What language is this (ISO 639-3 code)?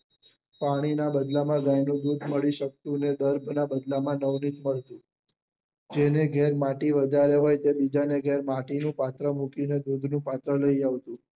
guj